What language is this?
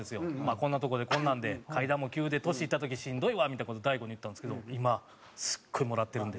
Japanese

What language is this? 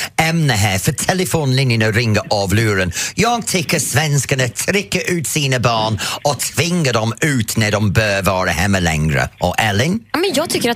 Swedish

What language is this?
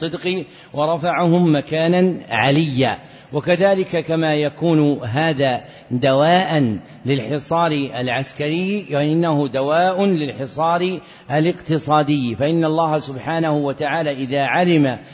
Arabic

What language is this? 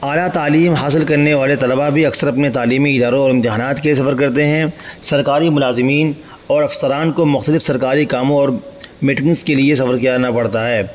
Urdu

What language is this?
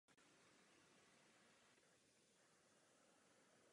Czech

